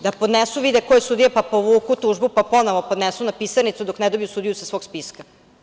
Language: Serbian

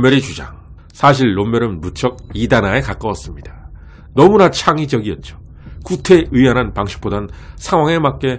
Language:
Korean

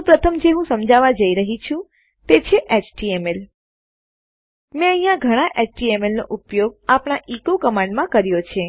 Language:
Gujarati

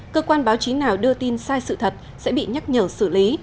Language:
Vietnamese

